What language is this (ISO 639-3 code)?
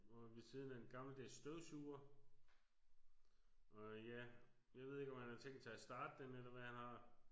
dan